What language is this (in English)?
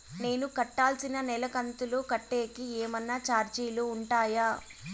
Telugu